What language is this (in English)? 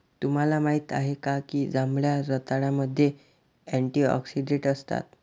Marathi